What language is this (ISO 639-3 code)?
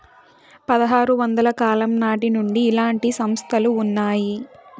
tel